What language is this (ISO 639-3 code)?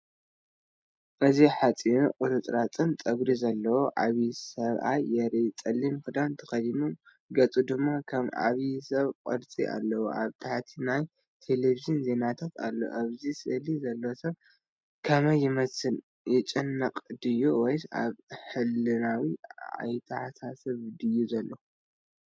tir